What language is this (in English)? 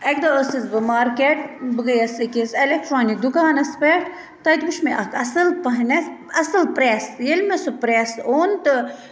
Kashmiri